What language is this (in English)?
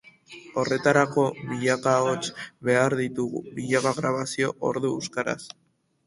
Basque